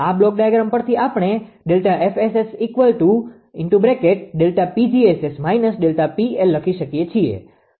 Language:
Gujarati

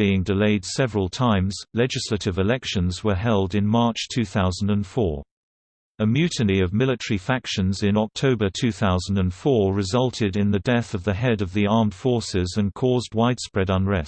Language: English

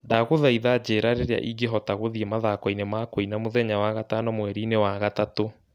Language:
Kikuyu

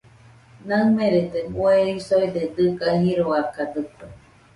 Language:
Nüpode Huitoto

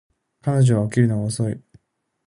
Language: Japanese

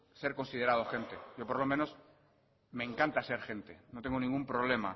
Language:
Spanish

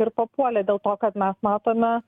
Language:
Lithuanian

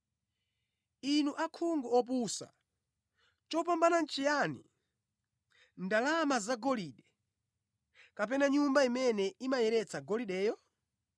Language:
Nyanja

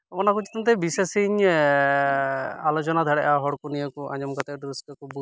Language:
Santali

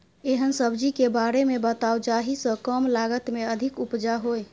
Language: Maithili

